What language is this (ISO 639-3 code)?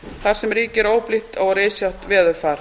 isl